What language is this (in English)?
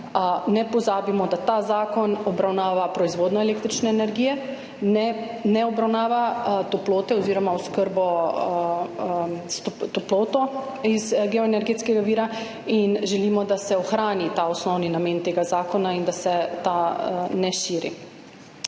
Slovenian